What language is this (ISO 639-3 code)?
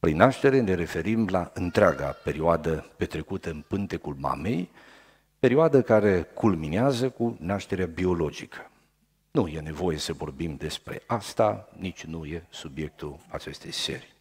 ron